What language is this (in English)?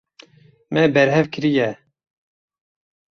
Kurdish